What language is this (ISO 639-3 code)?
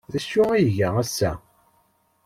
kab